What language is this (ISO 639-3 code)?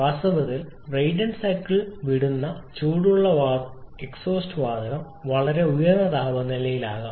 mal